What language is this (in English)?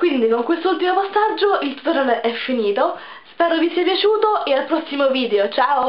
Italian